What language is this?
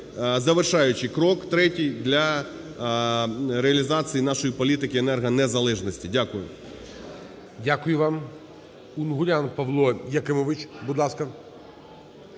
Ukrainian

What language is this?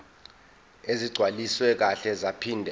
Zulu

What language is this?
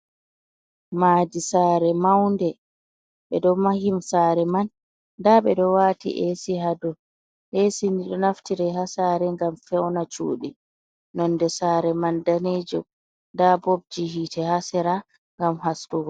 Fula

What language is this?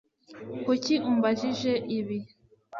Kinyarwanda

